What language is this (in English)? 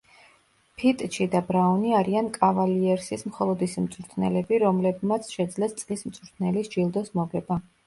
Georgian